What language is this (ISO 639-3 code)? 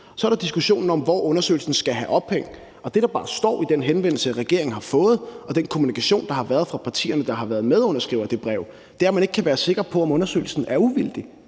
dan